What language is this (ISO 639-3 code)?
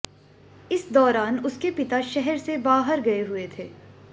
hin